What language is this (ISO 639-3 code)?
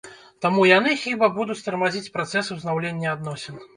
bel